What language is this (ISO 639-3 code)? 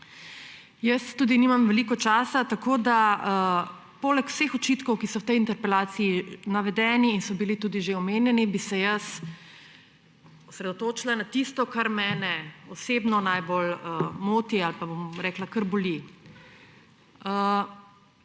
slv